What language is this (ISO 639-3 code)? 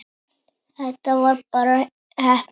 isl